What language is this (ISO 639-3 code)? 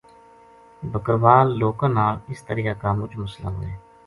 gju